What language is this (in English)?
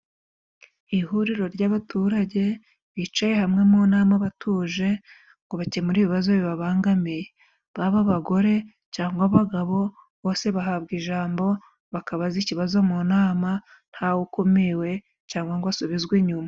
Kinyarwanda